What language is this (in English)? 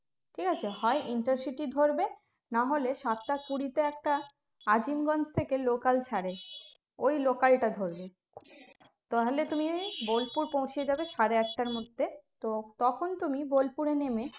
Bangla